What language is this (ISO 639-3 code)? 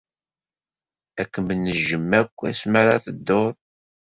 kab